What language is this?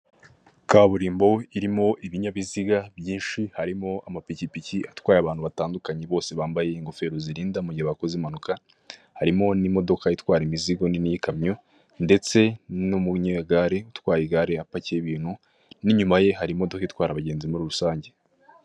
Kinyarwanda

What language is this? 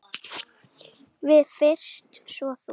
Icelandic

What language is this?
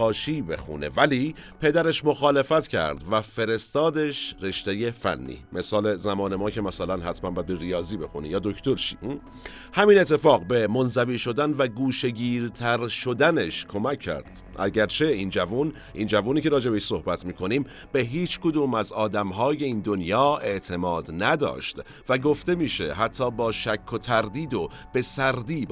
Persian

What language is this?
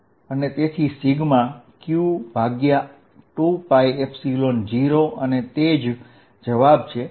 Gujarati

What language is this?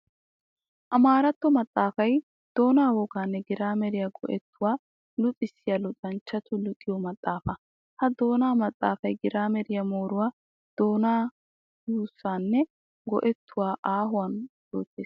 Wolaytta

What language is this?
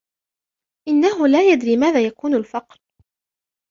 Arabic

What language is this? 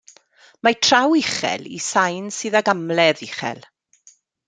Welsh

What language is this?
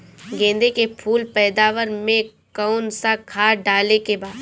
Bhojpuri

